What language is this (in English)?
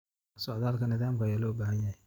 Somali